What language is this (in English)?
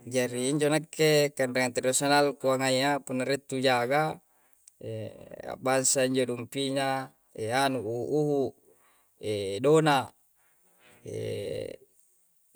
Coastal Konjo